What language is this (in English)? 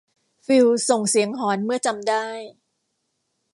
Thai